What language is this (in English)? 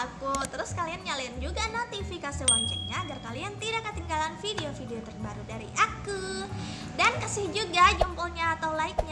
Indonesian